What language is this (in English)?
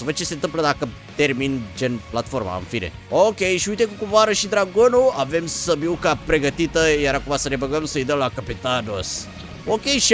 Romanian